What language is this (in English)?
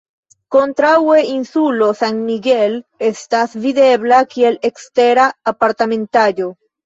Esperanto